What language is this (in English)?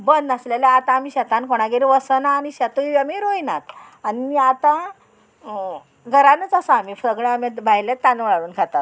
Konkani